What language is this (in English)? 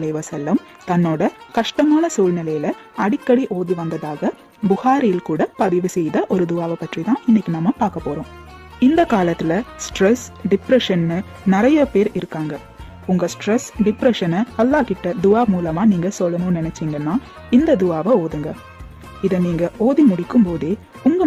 Tamil